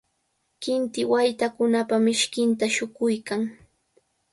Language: Cajatambo North Lima Quechua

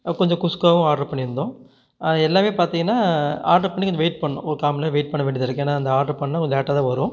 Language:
Tamil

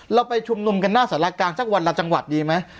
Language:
Thai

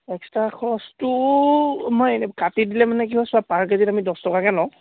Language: Assamese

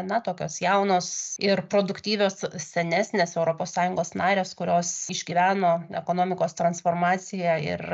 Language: Lithuanian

